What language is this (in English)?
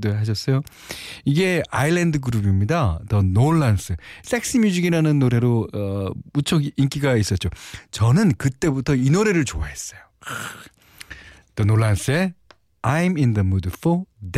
Korean